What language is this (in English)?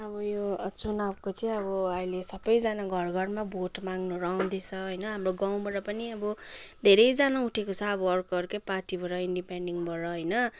Nepali